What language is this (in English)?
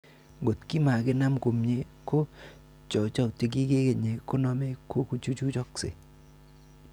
Kalenjin